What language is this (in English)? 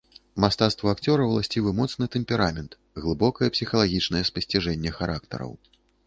Belarusian